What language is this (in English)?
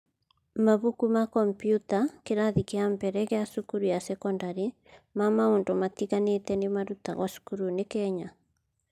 Kikuyu